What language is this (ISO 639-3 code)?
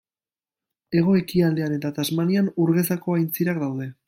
eus